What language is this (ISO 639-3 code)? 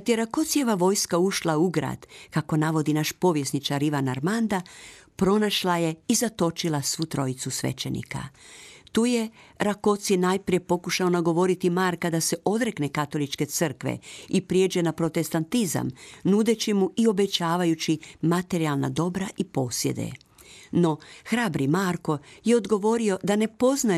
hrv